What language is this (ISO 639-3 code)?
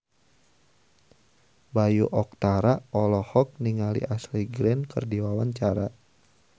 sun